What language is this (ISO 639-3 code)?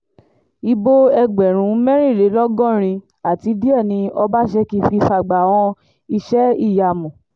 yor